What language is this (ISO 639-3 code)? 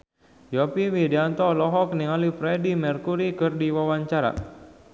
sun